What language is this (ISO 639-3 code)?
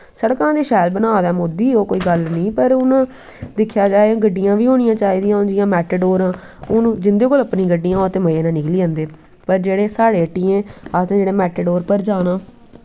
doi